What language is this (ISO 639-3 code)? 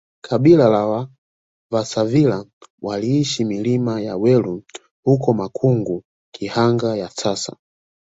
swa